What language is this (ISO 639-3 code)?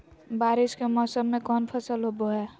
mag